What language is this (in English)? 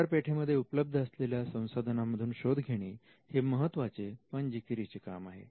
Marathi